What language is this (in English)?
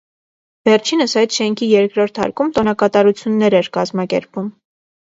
Armenian